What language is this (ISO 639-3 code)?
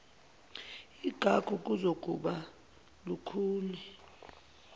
zul